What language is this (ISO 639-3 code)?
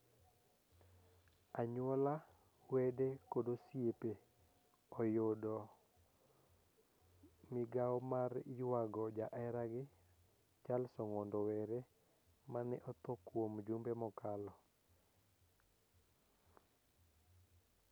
luo